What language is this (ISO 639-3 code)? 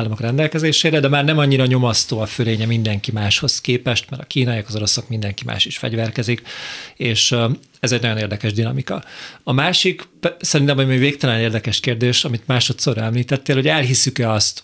hun